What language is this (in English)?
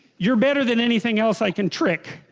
English